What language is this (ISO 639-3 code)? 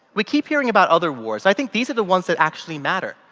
eng